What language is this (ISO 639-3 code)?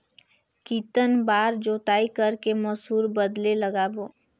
hne